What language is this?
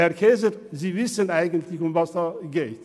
Swiss German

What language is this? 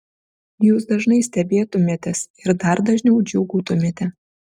Lithuanian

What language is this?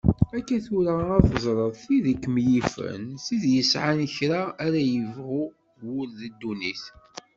Kabyle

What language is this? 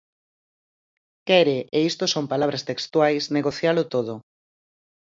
Galician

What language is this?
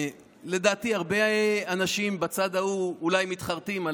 Hebrew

